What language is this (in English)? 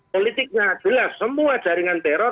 Indonesian